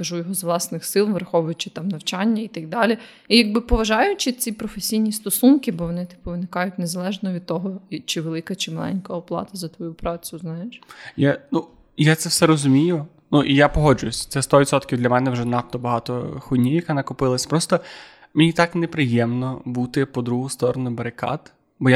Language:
Ukrainian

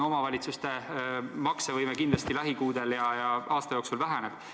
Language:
Estonian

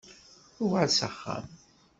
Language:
Kabyle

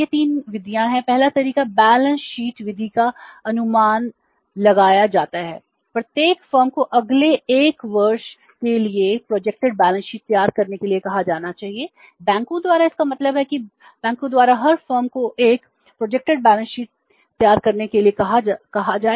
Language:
Hindi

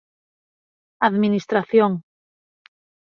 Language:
Galician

